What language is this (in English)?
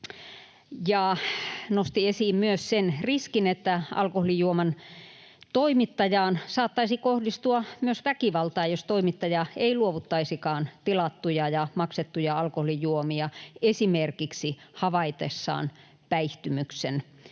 Finnish